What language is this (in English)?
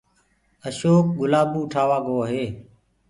Gurgula